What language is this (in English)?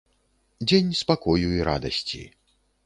Belarusian